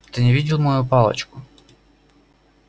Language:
Russian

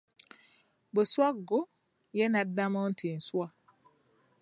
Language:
Ganda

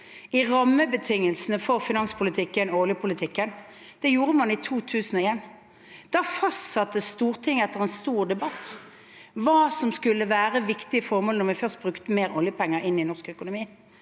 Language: Norwegian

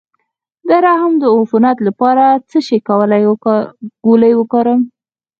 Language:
Pashto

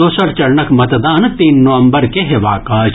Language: Maithili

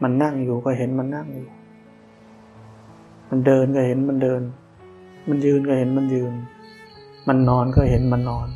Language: Thai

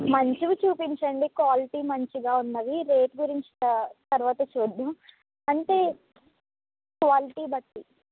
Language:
Telugu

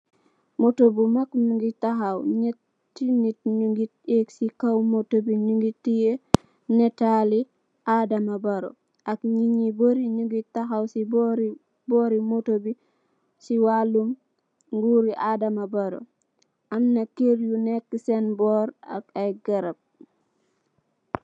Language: Wolof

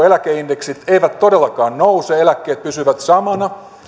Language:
Finnish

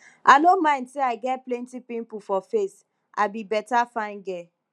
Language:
Nigerian Pidgin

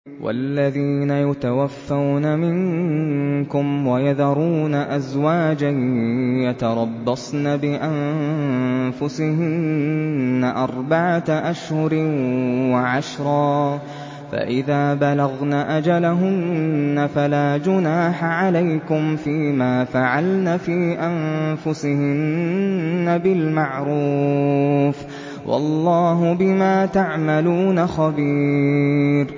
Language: Arabic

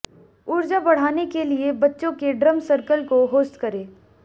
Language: Hindi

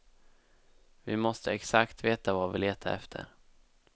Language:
Swedish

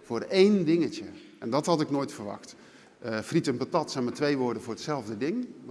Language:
Dutch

